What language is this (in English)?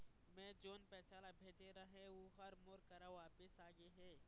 Chhattisgarhi